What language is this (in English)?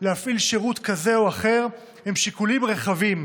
Hebrew